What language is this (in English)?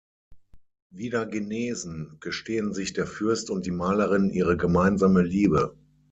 German